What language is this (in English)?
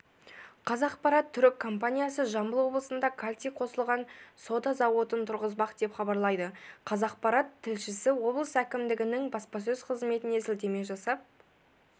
Kazakh